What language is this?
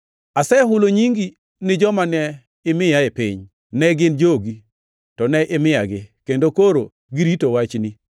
Luo (Kenya and Tanzania)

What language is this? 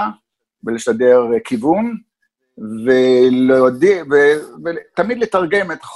Hebrew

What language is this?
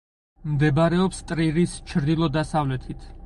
Georgian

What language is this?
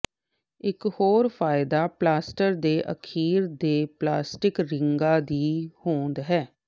Punjabi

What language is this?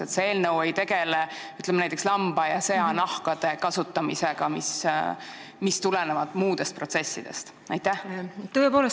Estonian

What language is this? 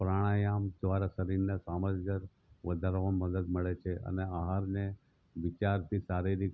Gujarati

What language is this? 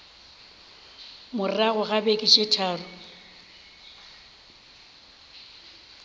Northern Sotho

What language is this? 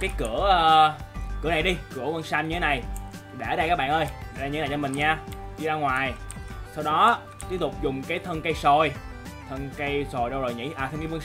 Vietnamese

